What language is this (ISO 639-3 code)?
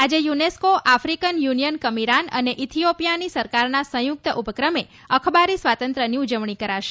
guj